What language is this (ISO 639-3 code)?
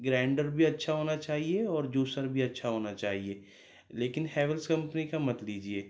urd